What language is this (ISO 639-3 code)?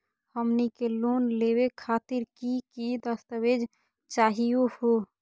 mag